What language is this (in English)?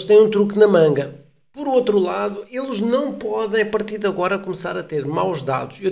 Portuguese